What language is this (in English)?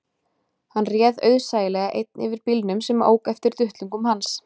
Icelandic